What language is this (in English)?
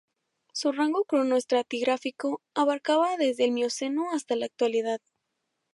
Spanish